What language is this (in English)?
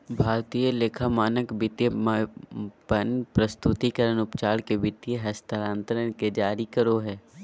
Magahi